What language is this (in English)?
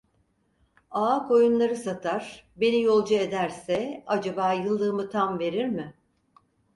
Turkish